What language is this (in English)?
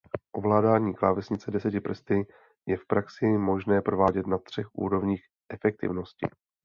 Czech